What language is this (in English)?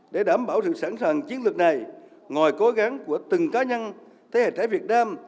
Vietnamese